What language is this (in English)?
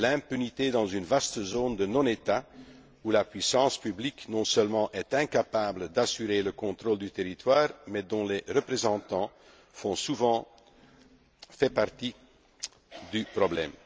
French